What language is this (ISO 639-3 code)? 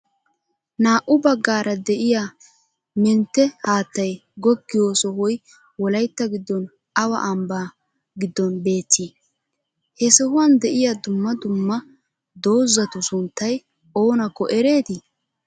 wal